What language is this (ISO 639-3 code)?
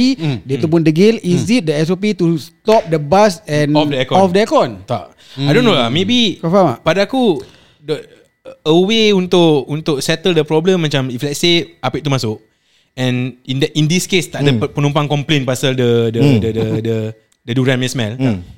msa